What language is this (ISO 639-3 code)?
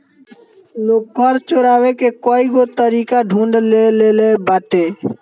bho